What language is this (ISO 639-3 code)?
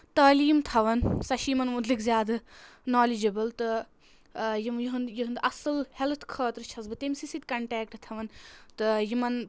kas